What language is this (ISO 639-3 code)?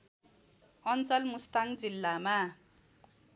nep